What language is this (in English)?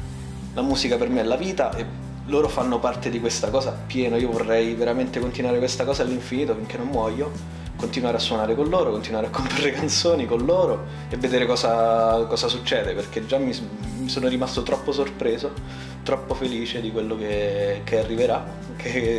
Italian